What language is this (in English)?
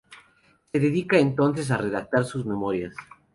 Spanish